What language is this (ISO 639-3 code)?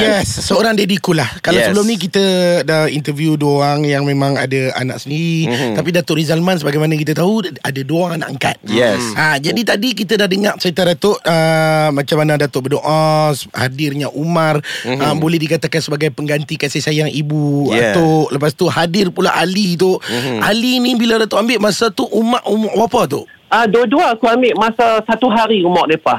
msa